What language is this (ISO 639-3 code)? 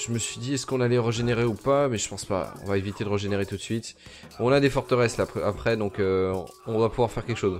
fra